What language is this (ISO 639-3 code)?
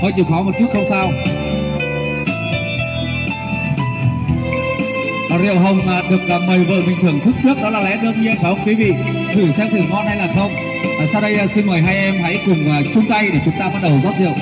vie